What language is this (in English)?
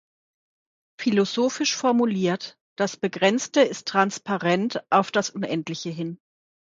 German